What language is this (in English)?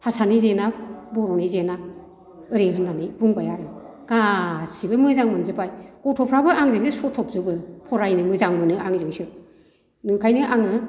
Bodo